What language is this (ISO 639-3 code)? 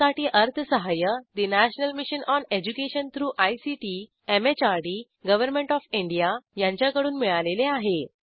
mar